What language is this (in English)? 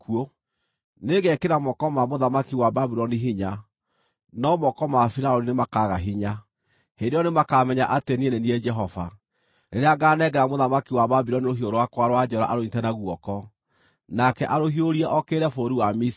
Kikuyu